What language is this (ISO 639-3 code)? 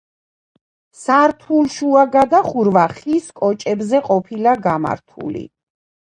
kat